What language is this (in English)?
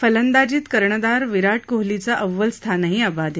Marathi